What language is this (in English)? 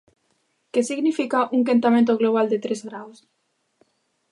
Galician